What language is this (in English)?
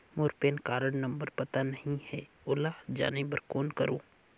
Chhattisgarhi